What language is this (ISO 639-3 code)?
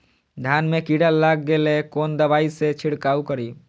mai